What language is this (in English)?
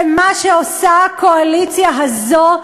Hebrew